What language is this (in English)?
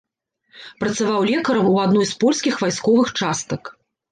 Belarusian